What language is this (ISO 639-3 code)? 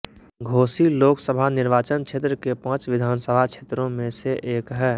hin